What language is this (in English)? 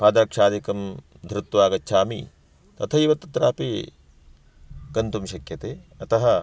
Sanskrit